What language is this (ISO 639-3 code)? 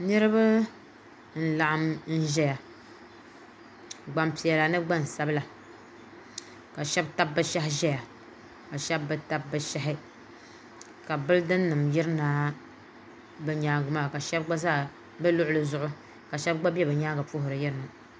dag